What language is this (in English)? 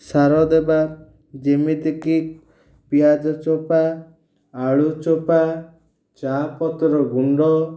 Odia